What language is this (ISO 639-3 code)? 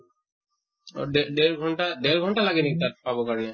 asm